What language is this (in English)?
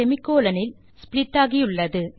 Tamil